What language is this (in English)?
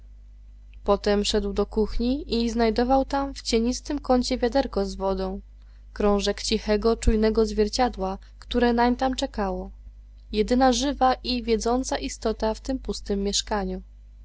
Polish